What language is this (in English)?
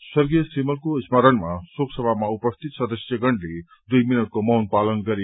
Nepali